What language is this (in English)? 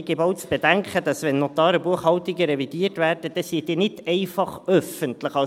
Swiss German